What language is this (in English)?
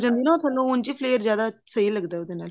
Punjabi